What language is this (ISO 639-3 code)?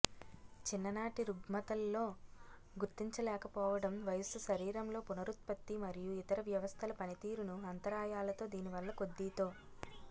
tel